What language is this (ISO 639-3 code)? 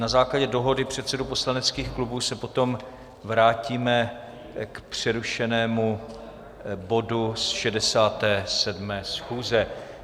ces